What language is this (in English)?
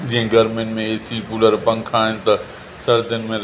Sindhi